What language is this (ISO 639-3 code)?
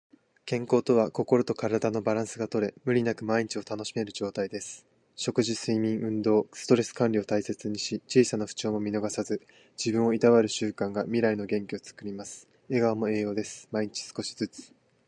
jpn